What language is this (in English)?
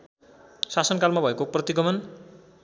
Nepali